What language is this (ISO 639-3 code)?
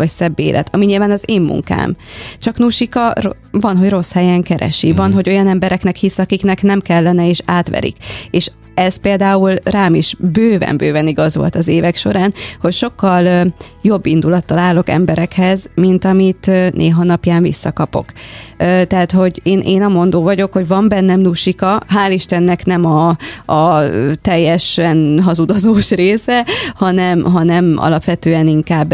hun